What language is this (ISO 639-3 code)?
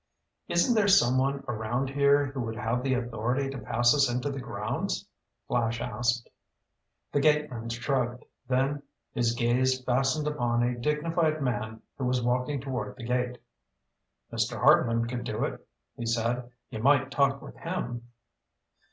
eng